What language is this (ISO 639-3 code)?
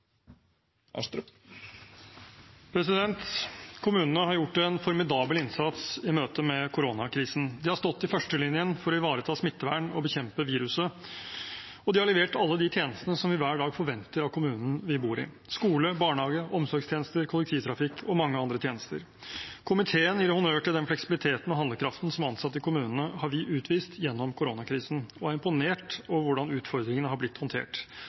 nor